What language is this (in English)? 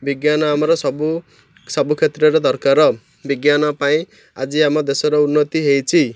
Odia